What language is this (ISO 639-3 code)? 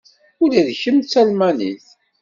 kab